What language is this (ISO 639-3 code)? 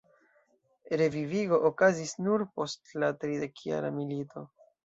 epo